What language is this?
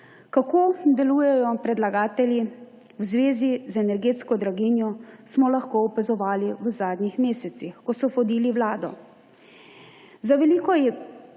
Slovenian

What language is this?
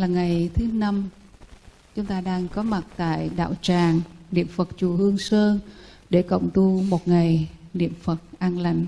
Vietnamese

